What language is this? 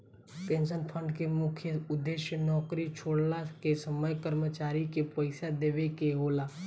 Bhojpuri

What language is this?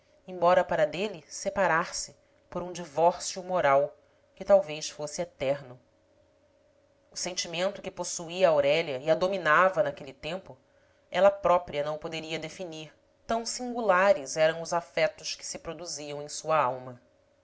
Portuguese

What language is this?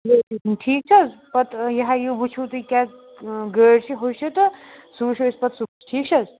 Kashmiri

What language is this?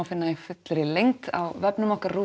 Icelandic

